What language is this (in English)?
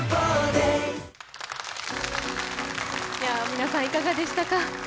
Japanese